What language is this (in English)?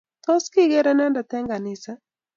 Kalenjin